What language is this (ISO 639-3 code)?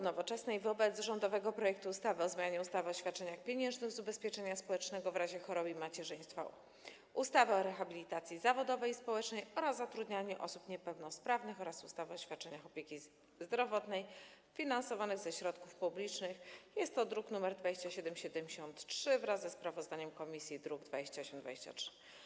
pol